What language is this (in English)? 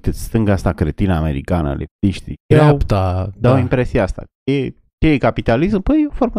Romanian